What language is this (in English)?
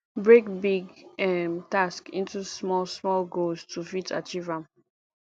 Nigerian Pidgin